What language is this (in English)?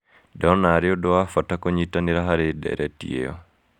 Kikuyu